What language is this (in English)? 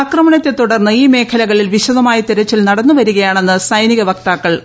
Malayalam